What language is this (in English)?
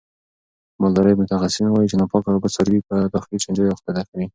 Pashto